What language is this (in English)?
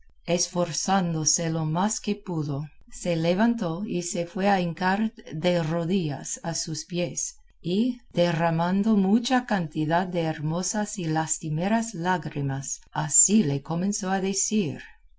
Spanish